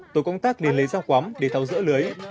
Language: Vietnamese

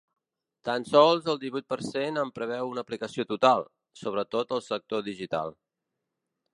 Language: Catalan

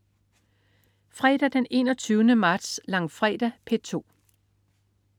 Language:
Danish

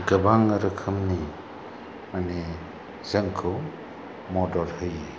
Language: Bodo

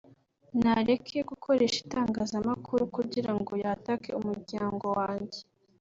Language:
Kinyarwanda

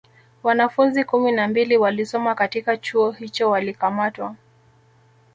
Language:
Swahili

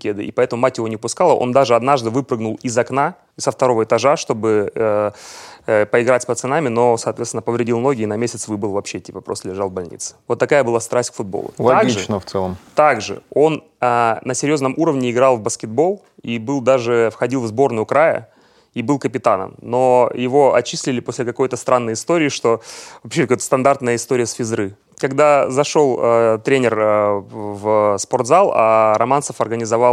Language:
Russian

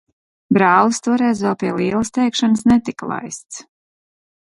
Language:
Latvian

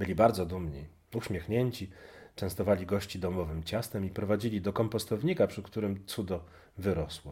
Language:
Polish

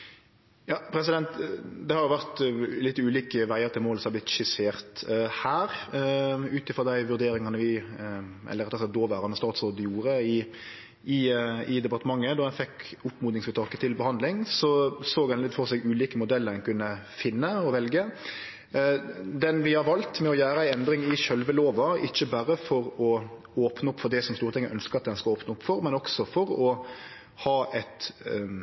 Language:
Norwegian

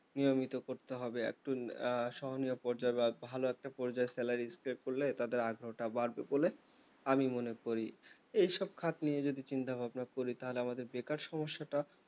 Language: Bangla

